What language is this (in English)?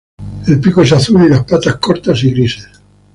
Spanish